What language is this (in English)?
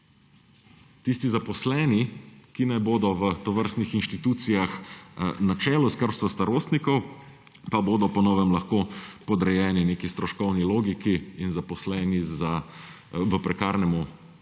Slovenian